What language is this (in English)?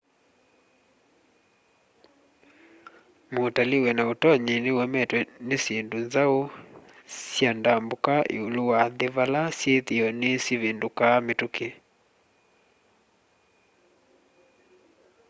Kamba